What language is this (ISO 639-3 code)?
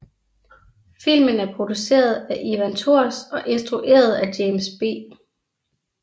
dan